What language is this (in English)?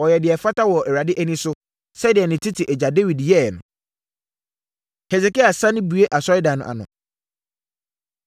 Akan